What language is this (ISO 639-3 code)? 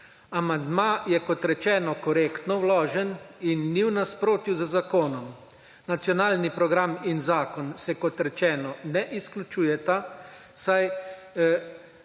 slv